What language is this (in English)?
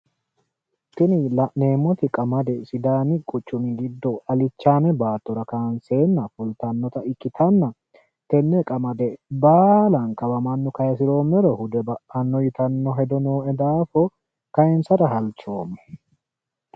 Sidamo